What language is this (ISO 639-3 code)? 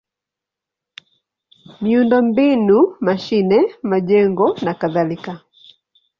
swa